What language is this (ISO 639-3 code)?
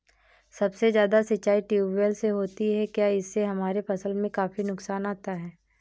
hin